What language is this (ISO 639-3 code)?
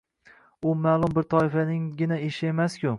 uzb